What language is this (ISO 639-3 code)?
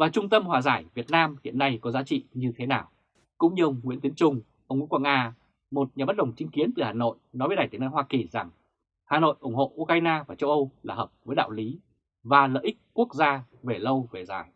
vie